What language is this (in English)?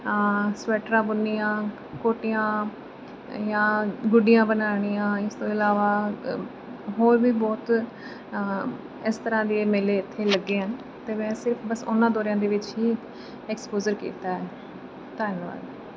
Punjabi